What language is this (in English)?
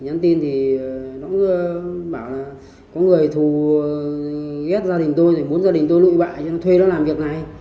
Vietnamese